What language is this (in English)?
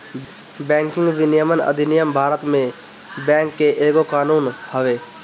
Bhojpuri